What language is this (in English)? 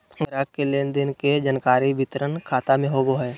Magahi